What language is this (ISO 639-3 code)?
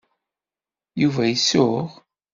kab